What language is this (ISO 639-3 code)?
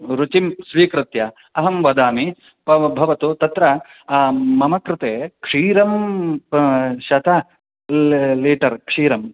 san